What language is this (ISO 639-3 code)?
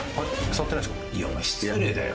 jpn